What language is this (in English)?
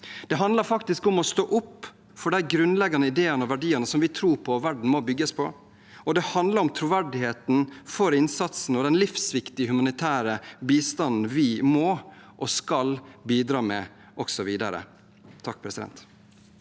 Norwegian